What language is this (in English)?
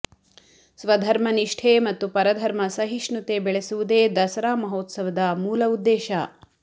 Kannada